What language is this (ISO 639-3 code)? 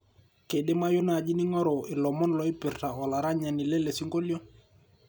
mas